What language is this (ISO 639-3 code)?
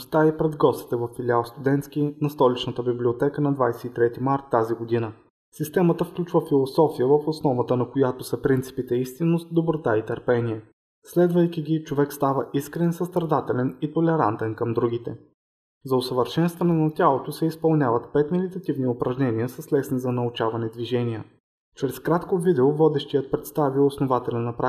bul